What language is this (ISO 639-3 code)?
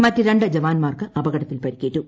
mal